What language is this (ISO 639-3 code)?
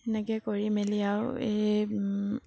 asm